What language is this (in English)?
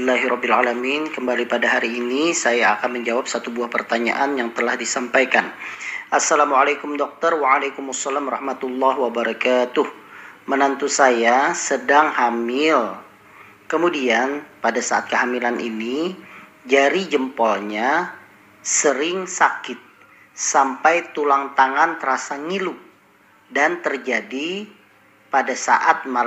Indonesian